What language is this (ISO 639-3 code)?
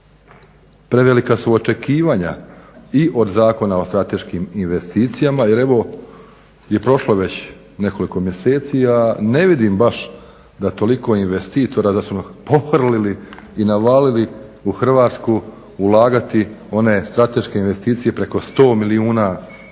hrv